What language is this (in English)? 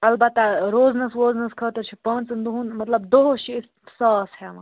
Kashmiri